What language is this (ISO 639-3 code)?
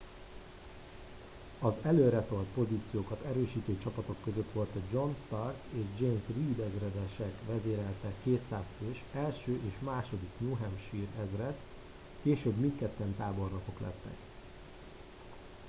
hun